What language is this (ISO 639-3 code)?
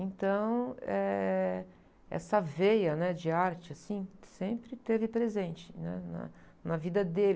por